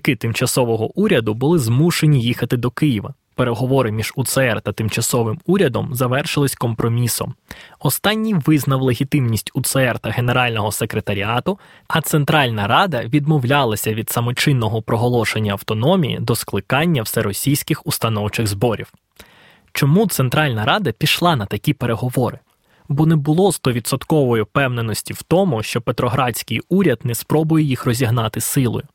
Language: Ukrainian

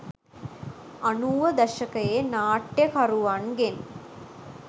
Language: Sinhala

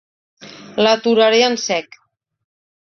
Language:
Catalan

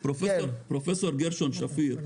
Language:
Hebrew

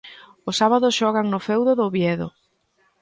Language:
Galician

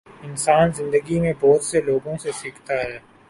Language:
Urdu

